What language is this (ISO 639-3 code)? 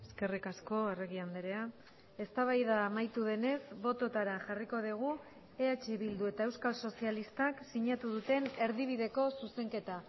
eus